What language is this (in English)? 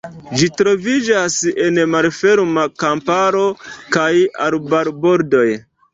Esperanto